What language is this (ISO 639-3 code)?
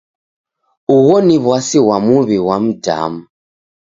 dav